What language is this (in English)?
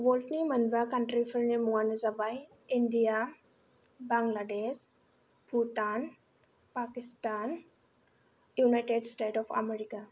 Bodo